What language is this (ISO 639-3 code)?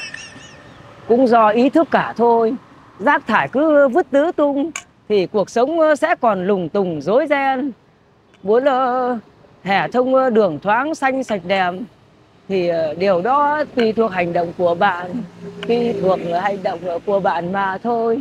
vie